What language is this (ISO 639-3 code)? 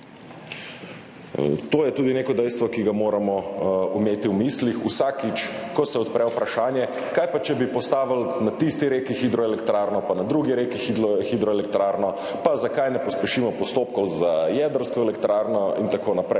slv